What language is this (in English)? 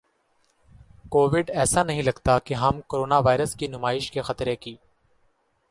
Urdu